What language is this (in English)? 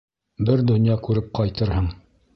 Bashkir